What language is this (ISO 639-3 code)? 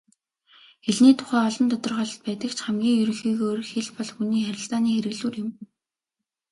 mon